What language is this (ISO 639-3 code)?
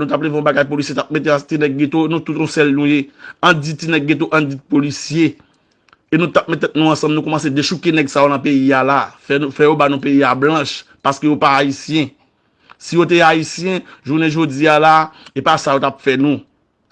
fra